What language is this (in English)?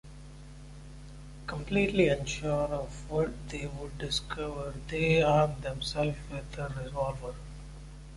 English